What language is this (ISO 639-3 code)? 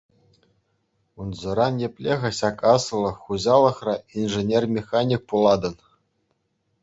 chv